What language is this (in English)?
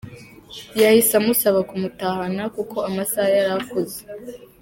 Kinyarwanda